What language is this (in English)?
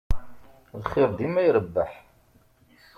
Kabyle